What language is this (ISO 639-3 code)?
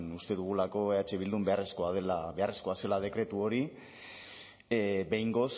eus